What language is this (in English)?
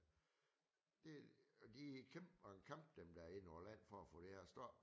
Danish